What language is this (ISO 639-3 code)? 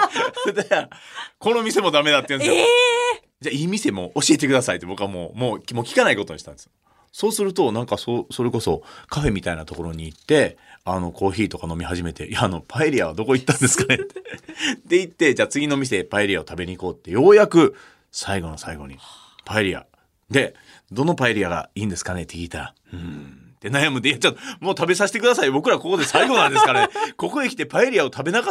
jpn